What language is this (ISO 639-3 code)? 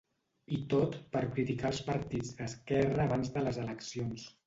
cat